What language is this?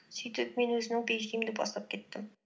Kazakh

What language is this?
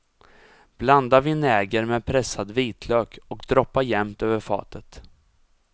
Swedish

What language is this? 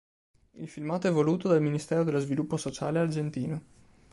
Italian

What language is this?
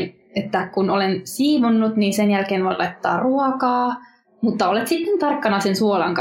Finnish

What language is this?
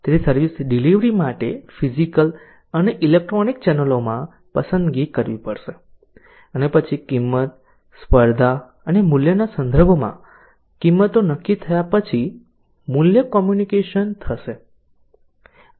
Gujarati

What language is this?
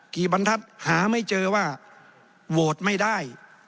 Thai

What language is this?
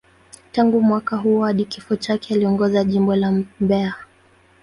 Swahili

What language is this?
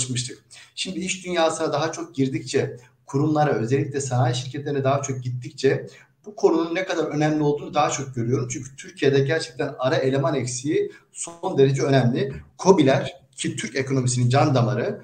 Turkish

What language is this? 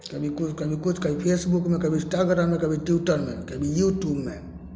Maithili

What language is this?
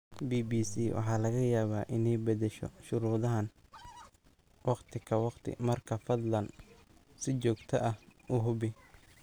Somali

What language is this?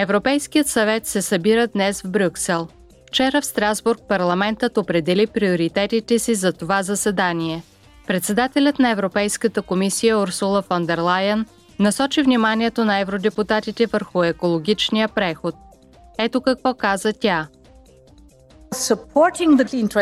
Bulgarian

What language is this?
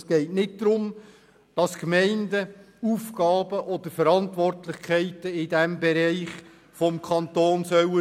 Swiss German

